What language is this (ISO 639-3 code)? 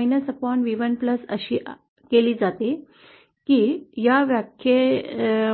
mar